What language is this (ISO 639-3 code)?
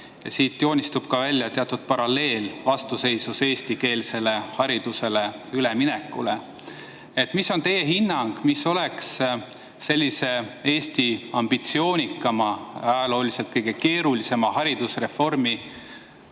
est